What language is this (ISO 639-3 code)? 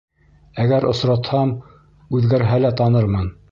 bak